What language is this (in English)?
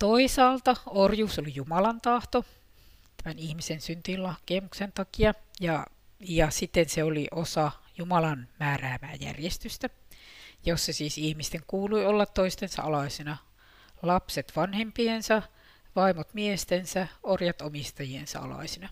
Finnish